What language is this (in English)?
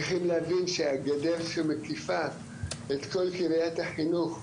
Hebrew